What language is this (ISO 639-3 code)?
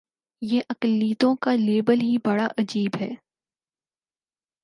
urd